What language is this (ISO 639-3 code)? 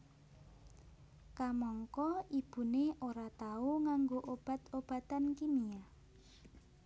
jav